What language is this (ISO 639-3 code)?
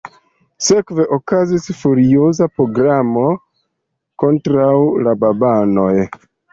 epo